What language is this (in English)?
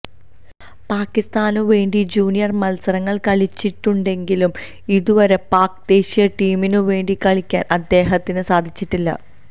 Malayalam